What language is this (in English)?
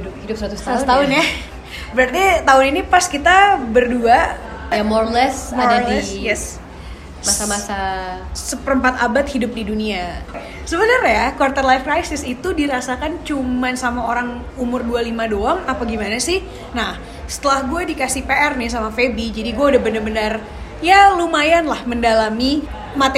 Indonesian